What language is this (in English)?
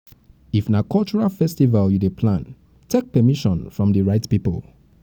Nigerian Pidgin